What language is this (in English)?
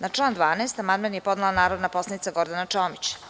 Serbian